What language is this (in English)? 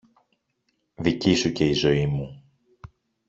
Greek